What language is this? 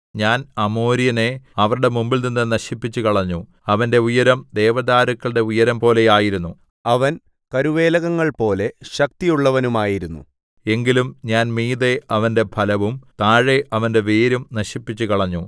Malayalam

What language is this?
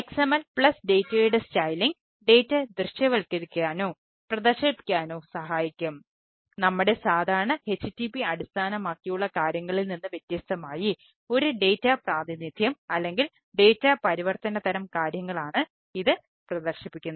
Malayalam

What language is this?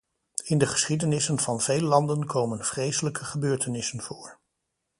Dutch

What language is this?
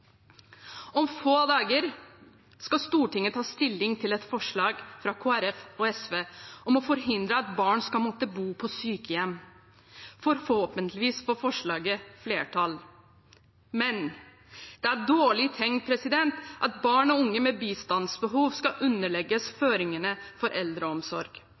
Norwegian Bokmål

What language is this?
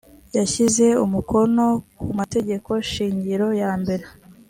Kinyarwanda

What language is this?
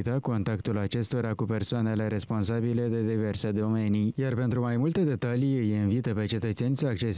Romanian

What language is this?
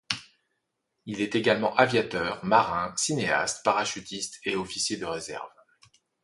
French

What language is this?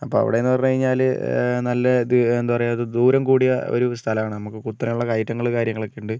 Malayalam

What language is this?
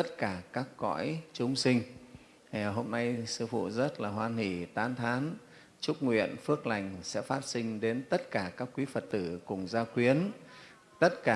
Vietnamese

